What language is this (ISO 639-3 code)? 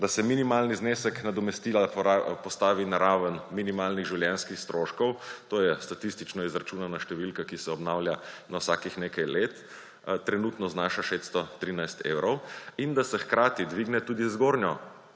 slv